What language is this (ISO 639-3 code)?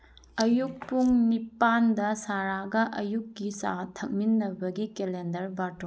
mni